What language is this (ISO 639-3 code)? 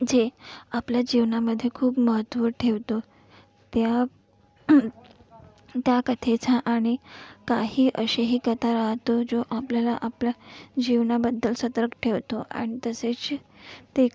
mar